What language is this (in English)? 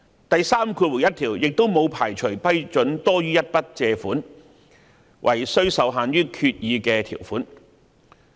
Cantonese